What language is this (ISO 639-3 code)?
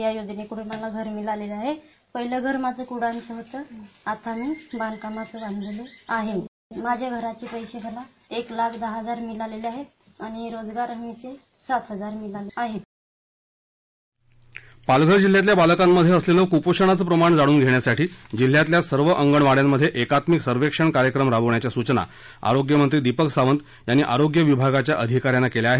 mar